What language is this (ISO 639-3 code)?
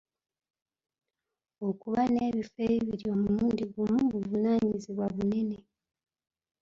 lug